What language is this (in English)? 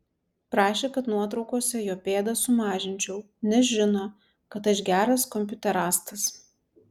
Lithuanian